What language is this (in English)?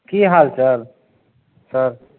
Maithili